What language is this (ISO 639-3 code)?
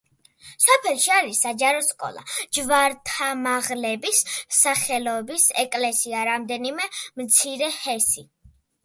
kat